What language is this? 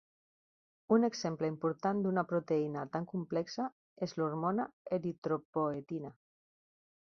Catalan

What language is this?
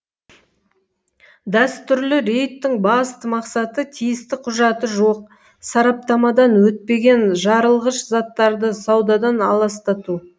Kazakh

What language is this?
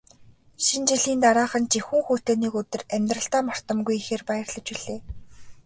Mongolian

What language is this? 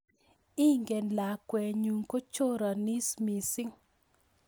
Kalenjin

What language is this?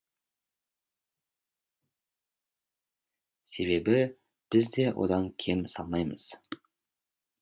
Kazakh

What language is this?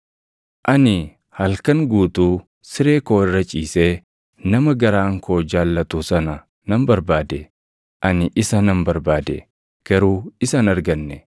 Oromo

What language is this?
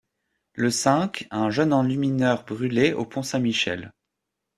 French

